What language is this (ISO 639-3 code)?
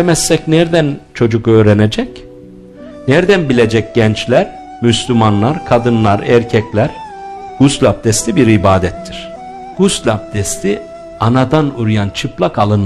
tur